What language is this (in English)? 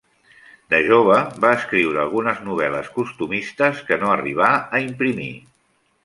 Catalan